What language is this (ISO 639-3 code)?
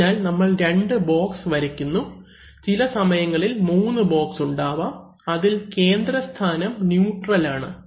mal